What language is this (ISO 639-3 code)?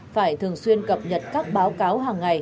vie